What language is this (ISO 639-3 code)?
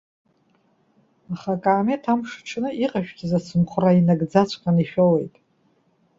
abk